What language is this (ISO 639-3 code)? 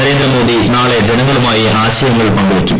mal